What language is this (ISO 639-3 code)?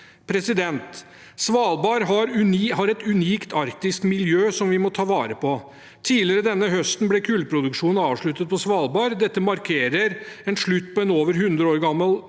nor